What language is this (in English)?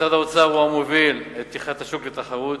Hebrew